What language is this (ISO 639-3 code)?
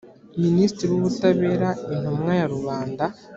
kin